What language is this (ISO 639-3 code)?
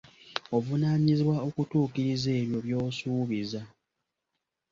lug